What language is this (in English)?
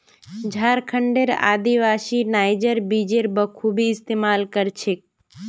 Magahi